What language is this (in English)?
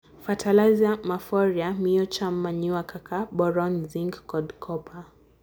Luo (Kenya and Tanzania)